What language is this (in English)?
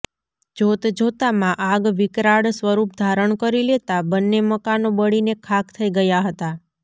Gujarati